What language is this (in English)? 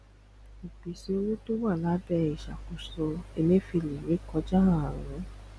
Yoruba